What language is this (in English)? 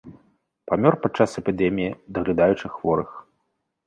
Belarusian